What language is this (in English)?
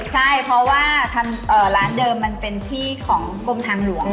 Thai